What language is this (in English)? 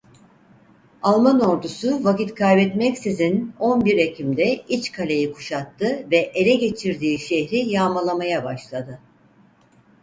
Turkish